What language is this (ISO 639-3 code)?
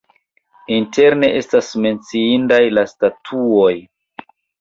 epo